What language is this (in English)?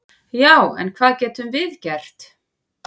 Icelandic